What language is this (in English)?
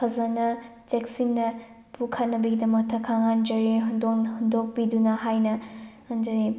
Manipuri